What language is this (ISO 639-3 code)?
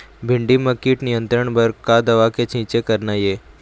hne